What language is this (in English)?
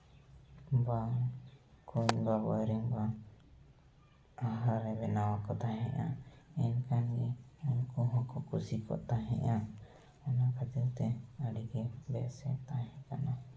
Santali